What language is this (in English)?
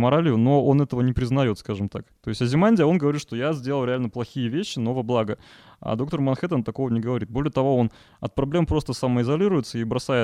Russian